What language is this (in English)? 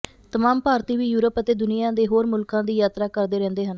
Punjabi